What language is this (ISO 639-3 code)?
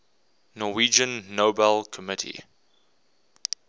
eng